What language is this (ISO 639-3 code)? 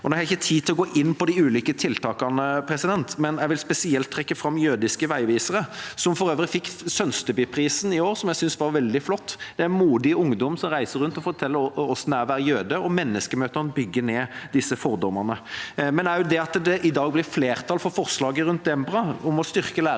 nor